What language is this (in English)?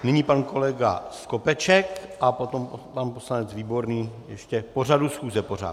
Czech